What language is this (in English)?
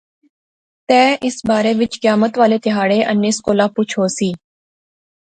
Pahari-Potwari